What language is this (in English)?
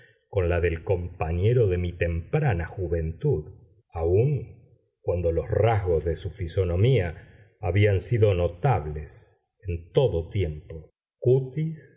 Spanish